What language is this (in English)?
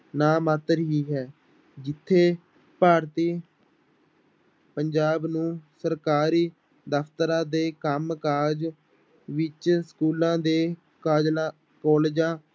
Punjabi